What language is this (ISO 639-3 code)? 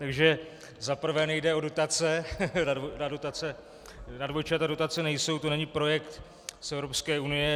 ces